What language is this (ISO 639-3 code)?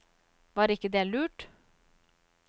nor